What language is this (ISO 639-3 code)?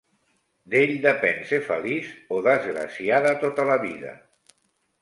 cat